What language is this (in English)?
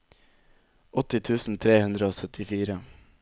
Norwegian